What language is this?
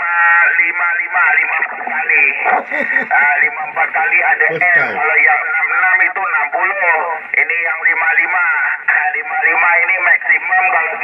Malay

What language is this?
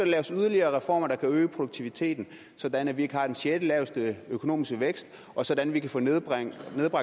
Danish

